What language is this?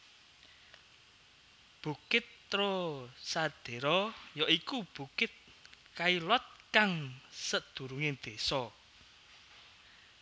Javanese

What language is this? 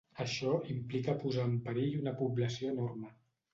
Catalan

